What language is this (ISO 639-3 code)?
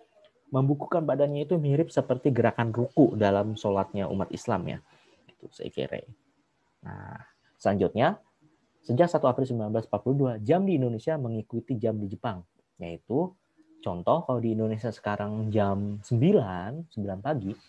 ind